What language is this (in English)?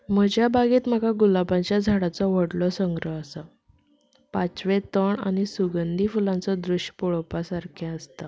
Konkani